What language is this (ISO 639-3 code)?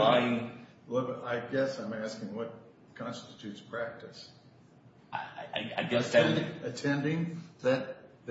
eng